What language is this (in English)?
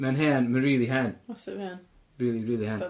Welsh